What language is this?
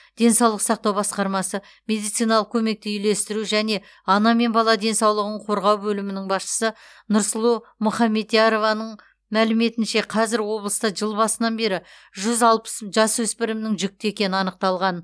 Kazakh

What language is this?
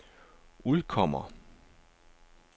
Danish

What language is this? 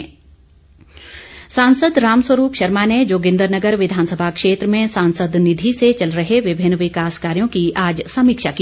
Hindi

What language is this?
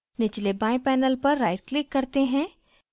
Hindi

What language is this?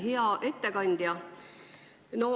Estonian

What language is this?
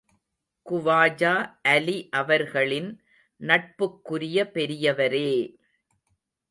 Tamil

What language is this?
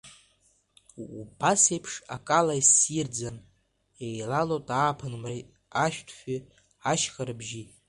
Abkhazian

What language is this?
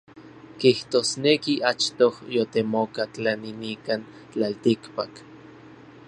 Orizaba Nahuatl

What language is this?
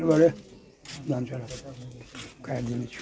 Maithili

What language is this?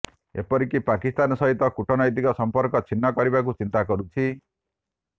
Odia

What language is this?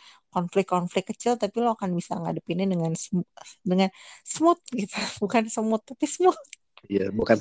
Indonesian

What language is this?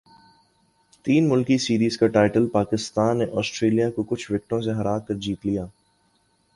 Urdu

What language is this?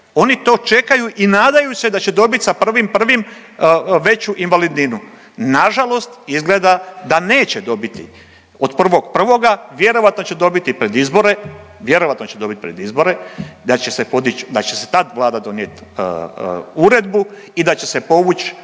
Croatian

